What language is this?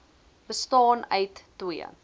Afrikaans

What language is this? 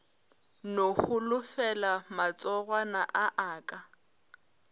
Northern Sotho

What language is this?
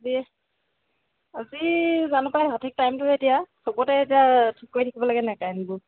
Assamese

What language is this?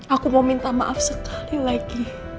Indonesian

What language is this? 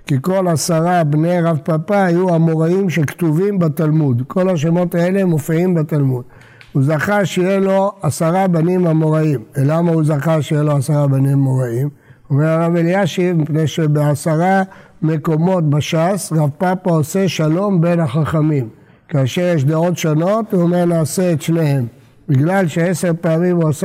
Hebrew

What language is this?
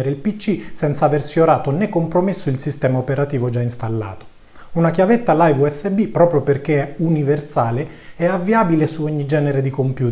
Italian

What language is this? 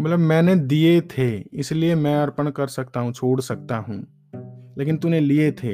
Hindi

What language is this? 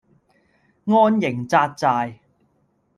Cantonese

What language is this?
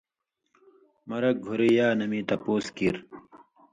Indus Kohistani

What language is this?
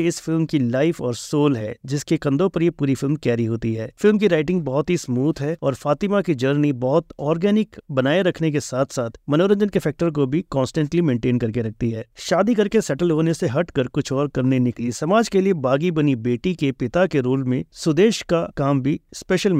Hindi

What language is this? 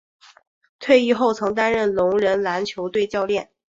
Chinese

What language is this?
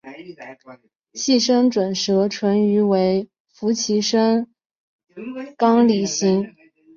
Chinese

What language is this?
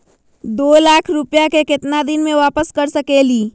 Magahi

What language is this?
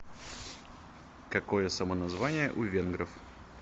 Russian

